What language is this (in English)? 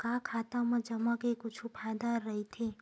Chhattisgarhi